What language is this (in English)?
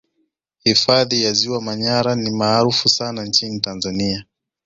Swahili